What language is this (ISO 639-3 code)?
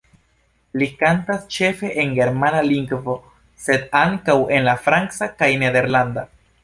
epo